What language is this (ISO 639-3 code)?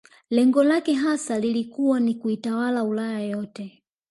swa